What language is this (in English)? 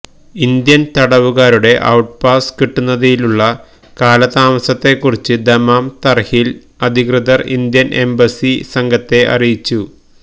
Malayalam